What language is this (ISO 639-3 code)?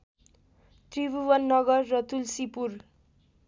nep